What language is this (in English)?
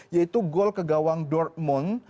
Indonesian